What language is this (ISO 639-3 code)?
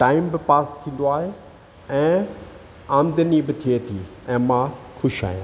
snd